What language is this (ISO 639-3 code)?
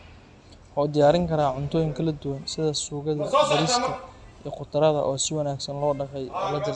som